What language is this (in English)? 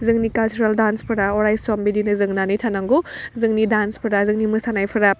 Bodo